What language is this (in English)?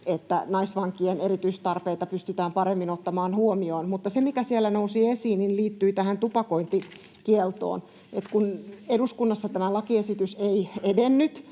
Finnish